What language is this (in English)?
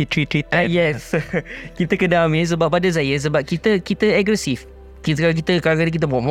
Malay